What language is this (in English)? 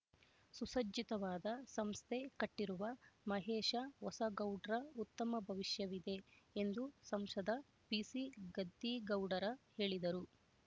Kannada